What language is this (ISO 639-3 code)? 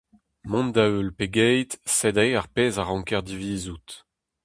bre